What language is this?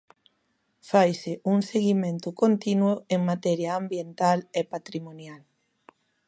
Galician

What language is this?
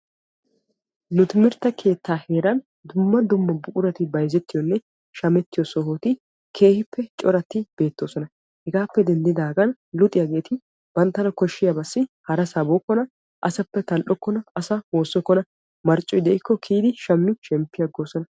Wolaytta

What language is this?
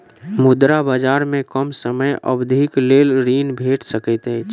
Maithili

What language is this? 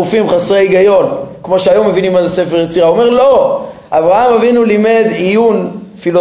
Hebrew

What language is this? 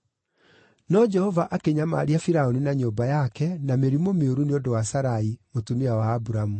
Kikuyu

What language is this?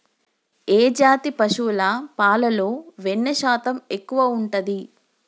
Telugu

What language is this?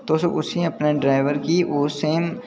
Dogri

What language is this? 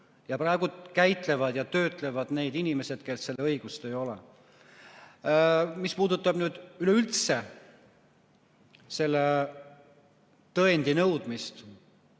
Estonian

